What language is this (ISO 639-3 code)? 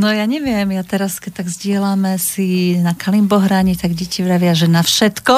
slk